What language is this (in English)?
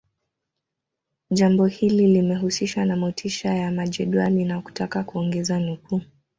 Swahili